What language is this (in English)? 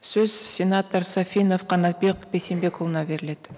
Kazakh